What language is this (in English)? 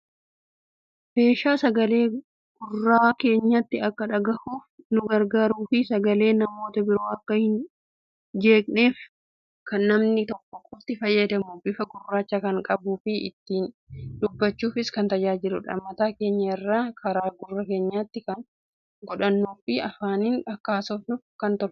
Oromo